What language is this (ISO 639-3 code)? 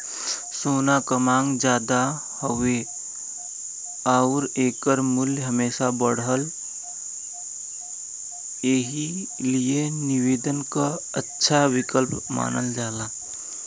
bho